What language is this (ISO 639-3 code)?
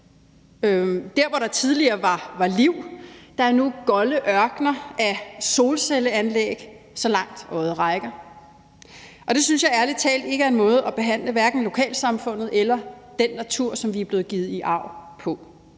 dan